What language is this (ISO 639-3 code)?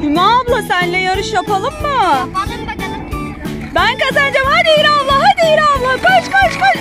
tur